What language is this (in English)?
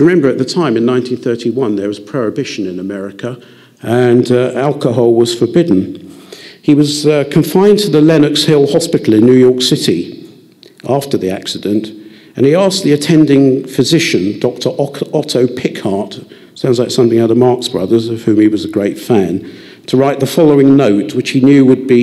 English